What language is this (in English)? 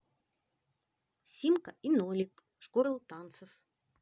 Russian